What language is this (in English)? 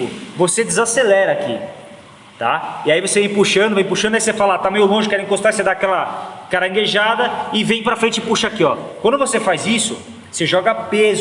Portuguese